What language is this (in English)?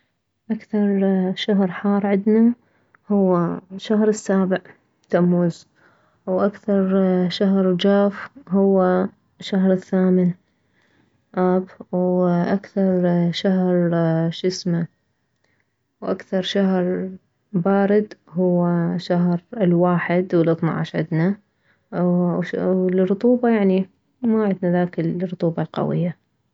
Mesopotamian Arabic